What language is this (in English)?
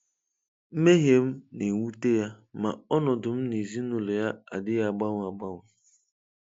Igbo